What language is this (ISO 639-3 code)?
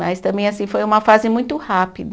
por